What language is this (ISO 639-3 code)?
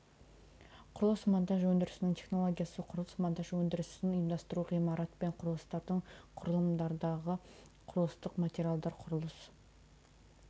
kaz